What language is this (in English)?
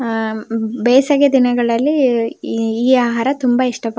Kannada